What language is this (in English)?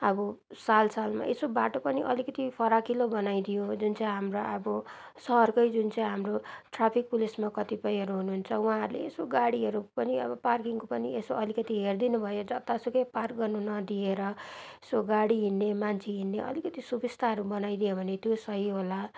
Nepali